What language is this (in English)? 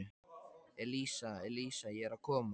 Icelandic